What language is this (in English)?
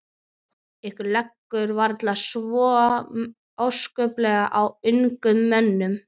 Icelandic